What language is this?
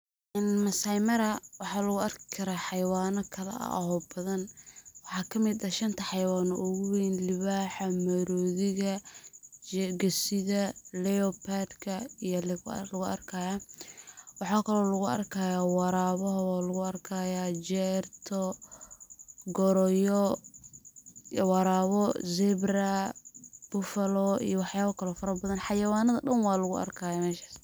Somali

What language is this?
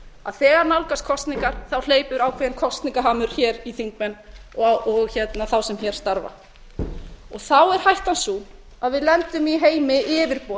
Icelandic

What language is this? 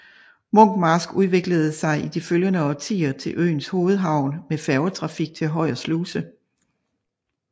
Danish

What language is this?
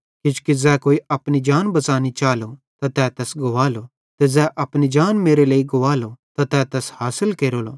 Bhadrawahi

